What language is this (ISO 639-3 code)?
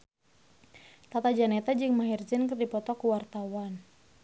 sun